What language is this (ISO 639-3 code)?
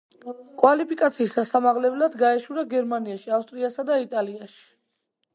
kat